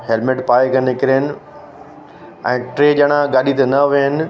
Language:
Sindhi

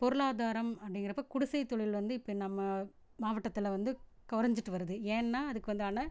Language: Tamil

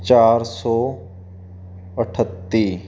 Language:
Punjabi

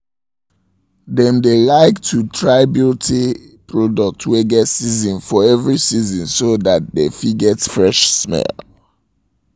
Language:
Nigerian Pidgin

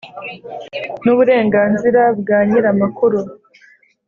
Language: Kinyarwanda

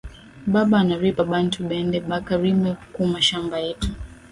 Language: Swahili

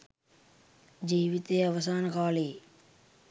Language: Sinhala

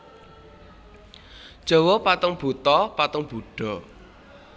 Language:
Javanese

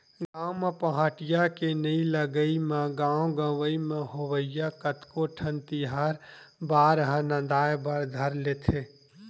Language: Chhattisgarhi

